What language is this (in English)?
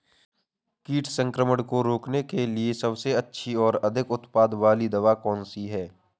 Hindi